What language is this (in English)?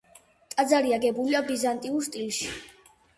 Georgian